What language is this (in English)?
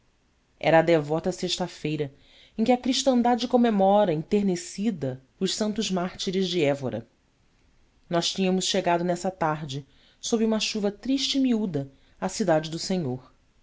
Portuguese